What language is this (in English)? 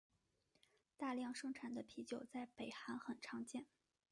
Chinese